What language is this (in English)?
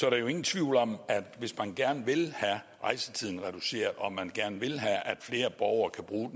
Danish